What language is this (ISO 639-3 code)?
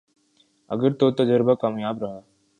urd